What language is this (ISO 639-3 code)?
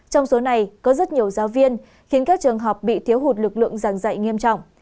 vie